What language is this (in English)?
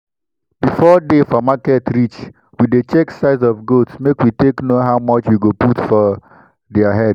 Nigerian Pidgin